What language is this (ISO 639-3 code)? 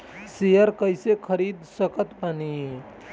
bho